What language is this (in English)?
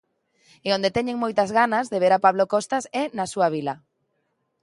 Galician